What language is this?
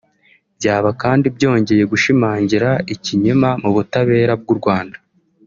Kinyarwanda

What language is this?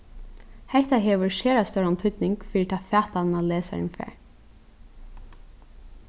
Faroese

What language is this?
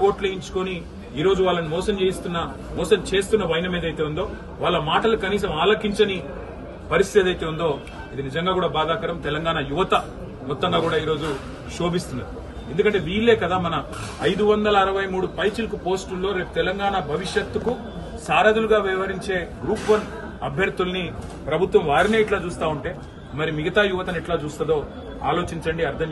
Arabic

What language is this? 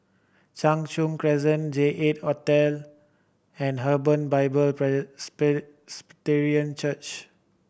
English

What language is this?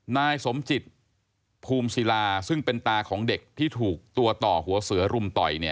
Thai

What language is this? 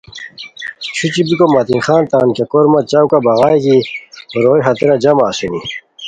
Khowar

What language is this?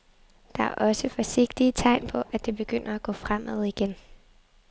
Danish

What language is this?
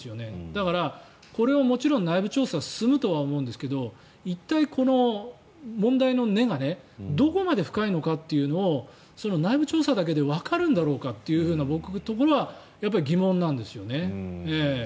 Japanese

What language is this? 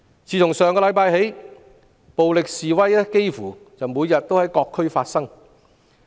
Cantonese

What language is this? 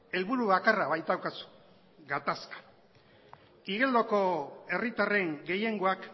Basque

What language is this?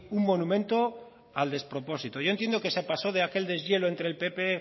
Spanish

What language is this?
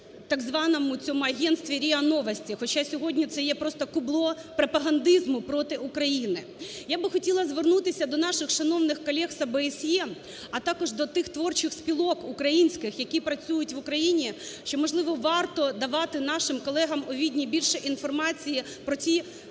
Ukrainian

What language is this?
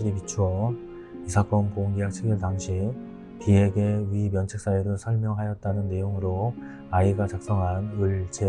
Korean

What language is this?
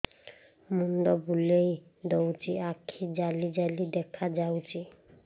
Odia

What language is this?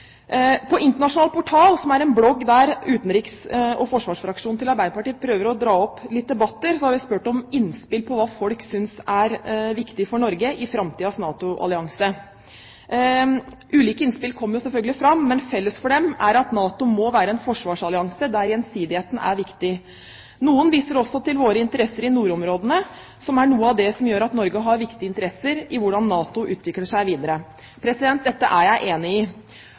Norwegian Bokmål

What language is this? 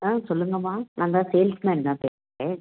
Tamil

